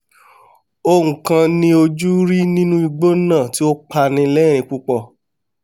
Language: Yoruba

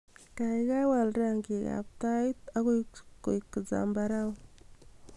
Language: Kalenjin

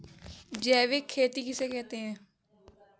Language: Hindi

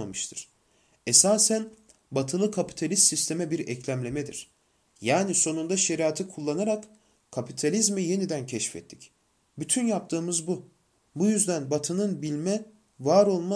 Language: Turkish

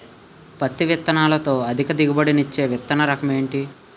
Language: Telugu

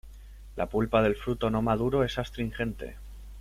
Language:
Spanish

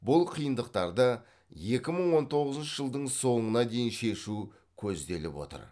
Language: Kazakh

